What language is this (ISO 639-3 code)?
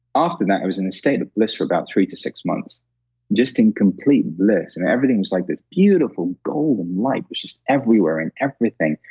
eng